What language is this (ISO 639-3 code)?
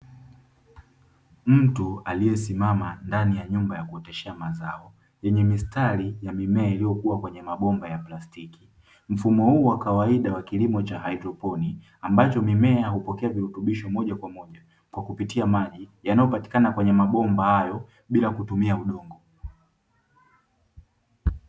swa